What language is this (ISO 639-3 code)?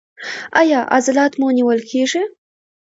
pus